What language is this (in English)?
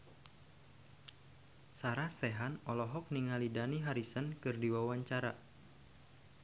Sundanese